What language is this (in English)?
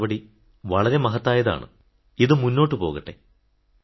Malayalam